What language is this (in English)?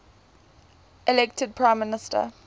English